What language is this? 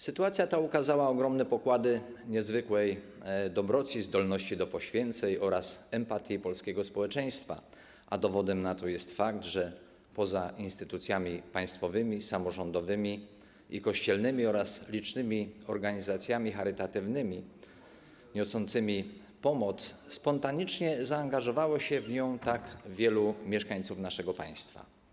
Polish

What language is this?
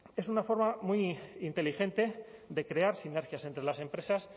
Spanish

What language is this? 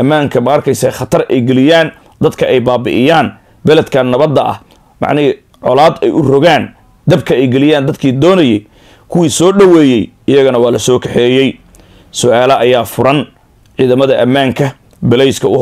Arabic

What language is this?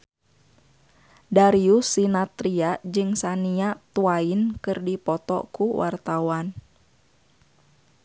Sundanese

